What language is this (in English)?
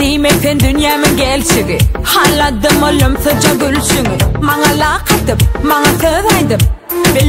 Turkish